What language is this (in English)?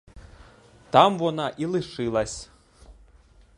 Ukrainian